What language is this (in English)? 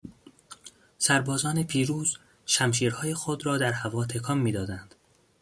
Persian